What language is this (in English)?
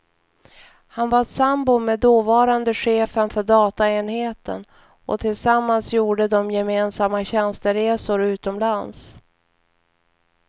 Swedish